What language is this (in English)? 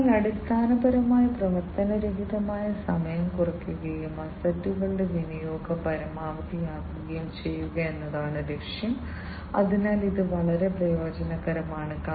Malayalam